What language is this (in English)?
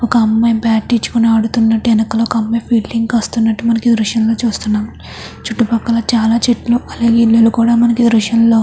Telugu